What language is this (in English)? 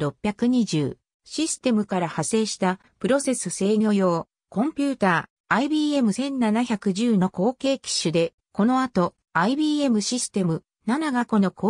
Japanese